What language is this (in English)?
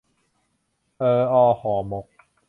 Thai